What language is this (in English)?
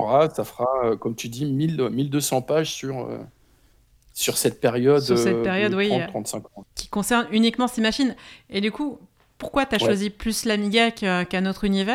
French